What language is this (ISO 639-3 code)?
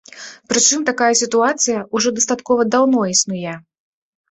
bel